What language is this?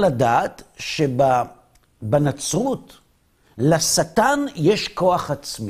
Hebrew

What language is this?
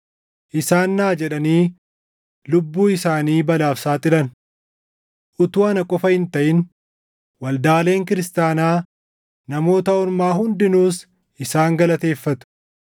Oromo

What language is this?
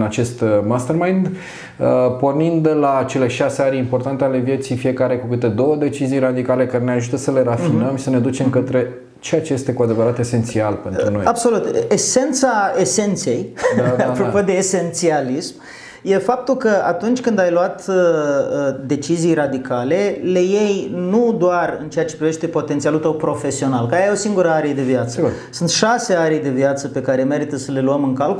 Romanian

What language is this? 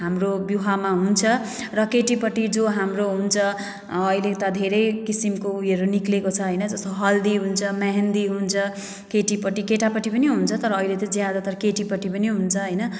Nepali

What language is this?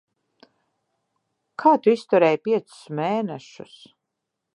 Latvian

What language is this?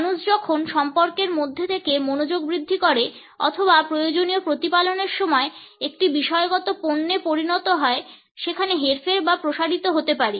Bangla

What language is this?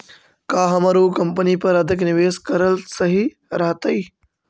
Magahi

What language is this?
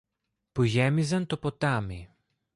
Greek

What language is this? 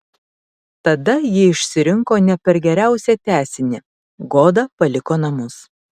Lithuanian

